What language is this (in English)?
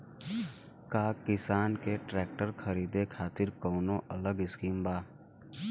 Bhojpuri